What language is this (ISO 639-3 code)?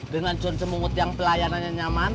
ind